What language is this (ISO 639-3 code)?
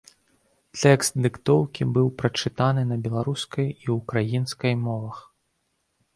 bel